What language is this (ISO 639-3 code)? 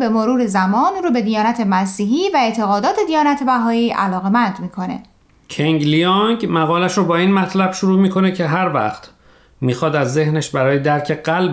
fas